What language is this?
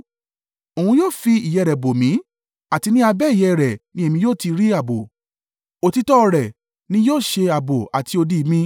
Yoruba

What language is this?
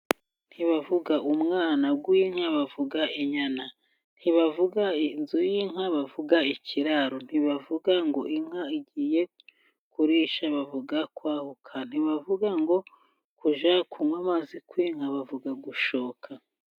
Kinyarwanda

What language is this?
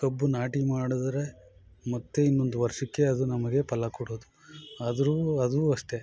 Kannada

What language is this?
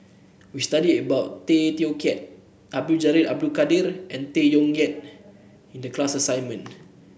English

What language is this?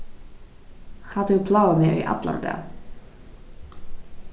Faroese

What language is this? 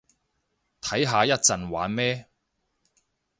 Cantonese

